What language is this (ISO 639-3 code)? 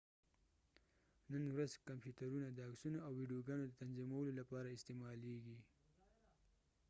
pus